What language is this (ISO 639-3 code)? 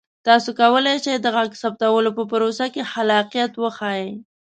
pus